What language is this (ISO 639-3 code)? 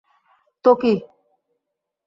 ben